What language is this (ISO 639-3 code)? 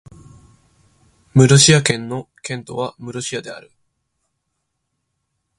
jpn